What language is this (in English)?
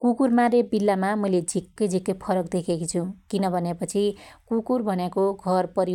Dotyali